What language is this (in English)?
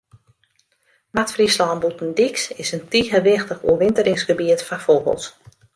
Western Frisian